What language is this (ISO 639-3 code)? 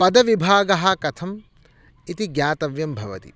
san